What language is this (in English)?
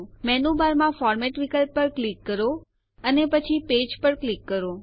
Gujarati